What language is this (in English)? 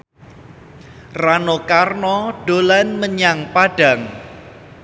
Javanese